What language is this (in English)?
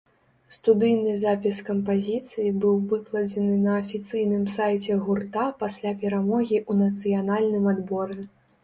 Belarusian